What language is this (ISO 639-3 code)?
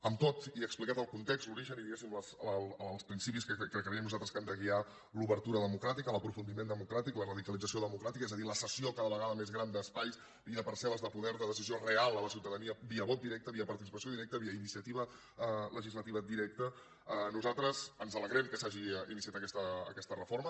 cat